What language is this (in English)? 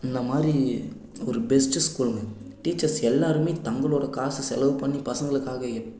Tamil